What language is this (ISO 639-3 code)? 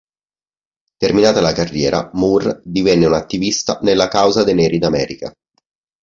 ita